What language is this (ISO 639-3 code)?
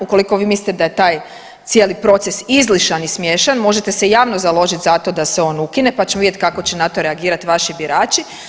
hrv